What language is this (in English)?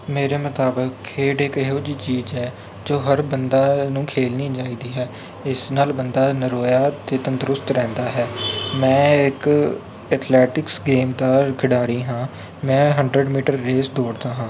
Punjabi